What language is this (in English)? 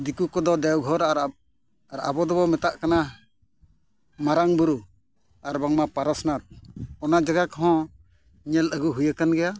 Santali